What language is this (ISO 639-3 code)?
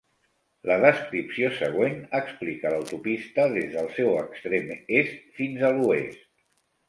cat